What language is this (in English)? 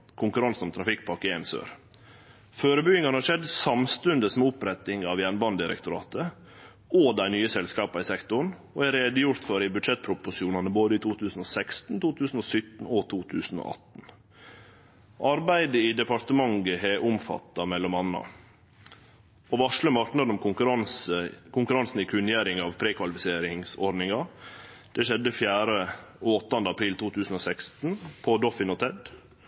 Norwegian Nynorsk